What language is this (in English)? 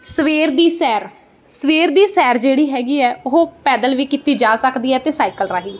Punjabi